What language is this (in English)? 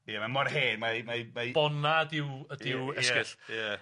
Welsh